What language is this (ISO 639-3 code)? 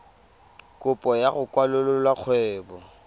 tsn